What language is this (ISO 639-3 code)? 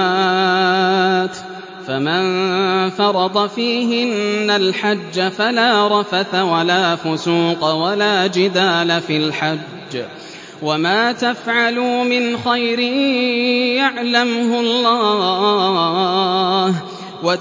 ara